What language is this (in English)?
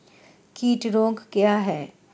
Hindi